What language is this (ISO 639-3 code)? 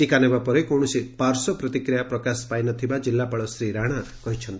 ori